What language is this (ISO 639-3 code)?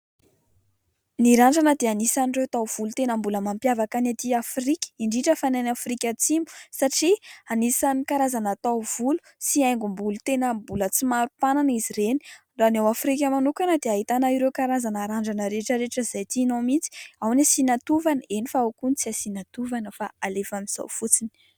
mlg